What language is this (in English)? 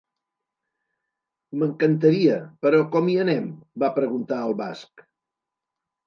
Catalan